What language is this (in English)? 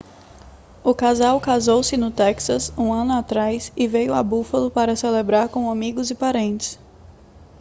Portuguese